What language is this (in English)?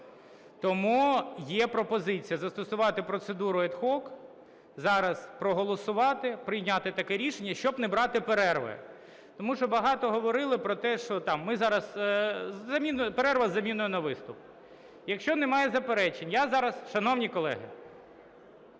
Ukrainian